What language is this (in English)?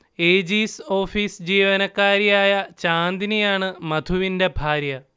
Malayalam